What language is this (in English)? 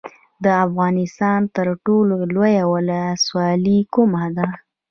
Pashto